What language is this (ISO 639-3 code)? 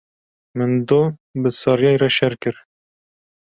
kur